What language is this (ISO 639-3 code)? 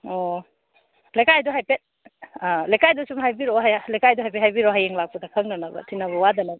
mni